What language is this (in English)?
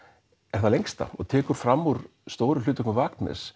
Icelandic